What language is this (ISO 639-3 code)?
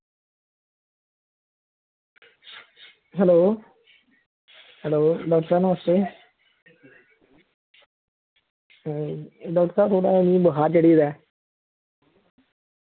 doi